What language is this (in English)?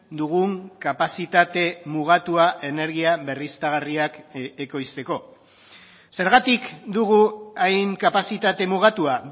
Basque